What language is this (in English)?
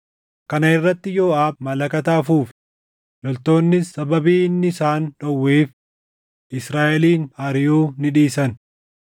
Oromo